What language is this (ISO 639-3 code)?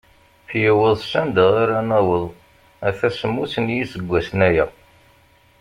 kab